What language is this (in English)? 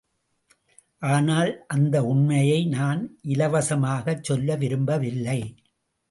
Tamil